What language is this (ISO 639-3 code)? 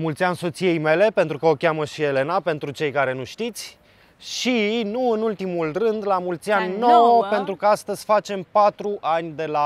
ron